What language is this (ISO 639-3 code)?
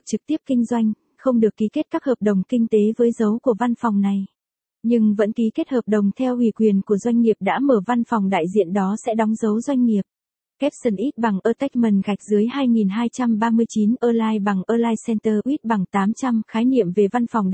vie